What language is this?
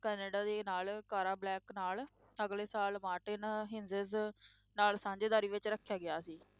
Punjabi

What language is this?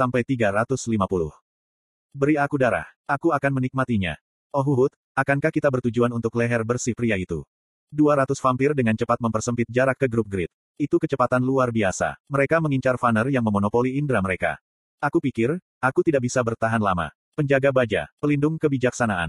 Indonesian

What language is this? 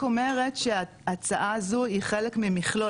Hebrew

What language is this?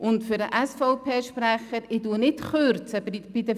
Swiss German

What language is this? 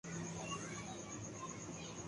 Urdu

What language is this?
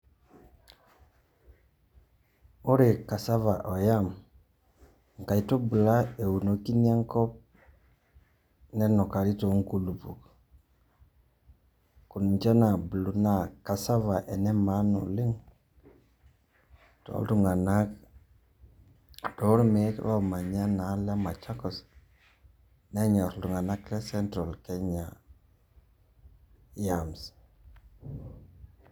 Masai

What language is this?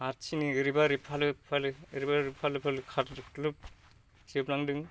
Bodo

